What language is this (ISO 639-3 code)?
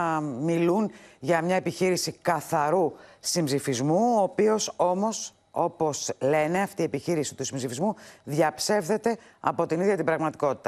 ell